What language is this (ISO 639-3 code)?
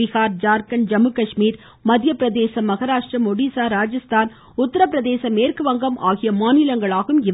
tam